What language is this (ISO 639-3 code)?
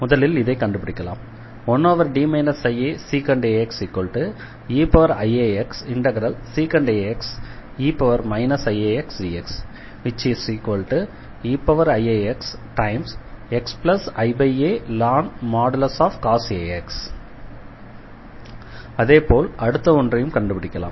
tam